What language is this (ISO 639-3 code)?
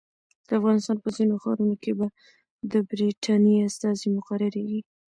pus